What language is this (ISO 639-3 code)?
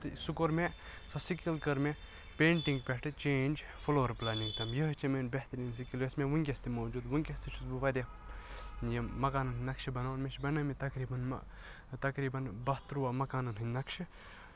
kas